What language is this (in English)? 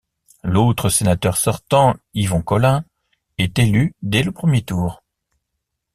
French